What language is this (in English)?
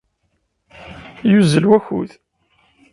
Kabyle